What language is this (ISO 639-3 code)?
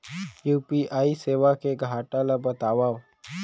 hne